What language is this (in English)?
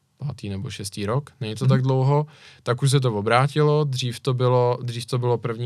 Czech